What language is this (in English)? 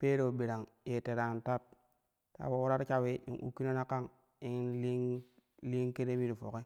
Kushi